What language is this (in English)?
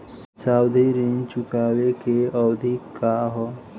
Bhojpuri